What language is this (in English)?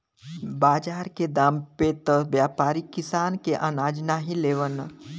Bhojpuri